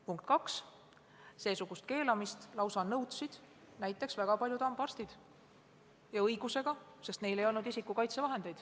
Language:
Estonian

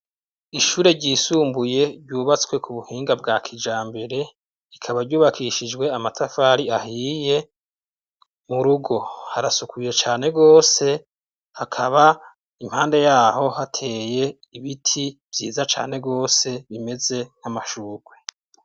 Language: Rundi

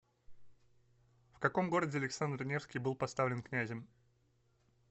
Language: Russian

